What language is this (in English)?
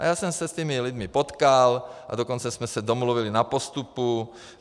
Czech